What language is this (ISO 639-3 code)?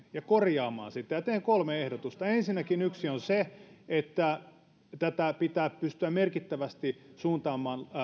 fin